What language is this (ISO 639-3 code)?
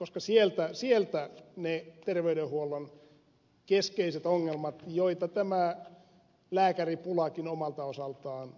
fin